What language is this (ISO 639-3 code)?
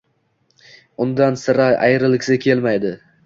uzb